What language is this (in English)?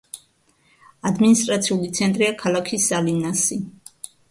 Georgian